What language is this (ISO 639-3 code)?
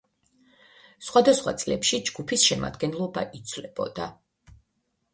kat